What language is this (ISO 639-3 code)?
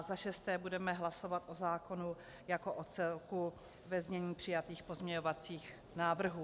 ces